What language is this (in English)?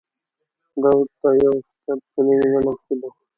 Pashto